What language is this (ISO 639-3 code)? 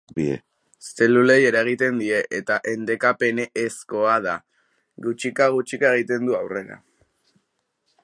eus